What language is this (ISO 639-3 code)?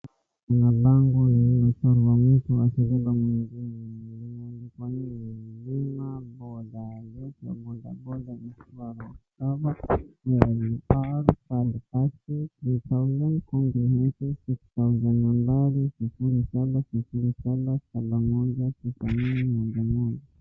swa